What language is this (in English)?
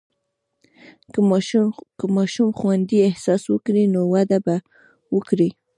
Pashto